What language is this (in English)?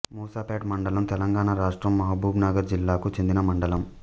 Telugu